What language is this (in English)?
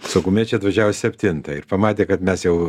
Lithuanian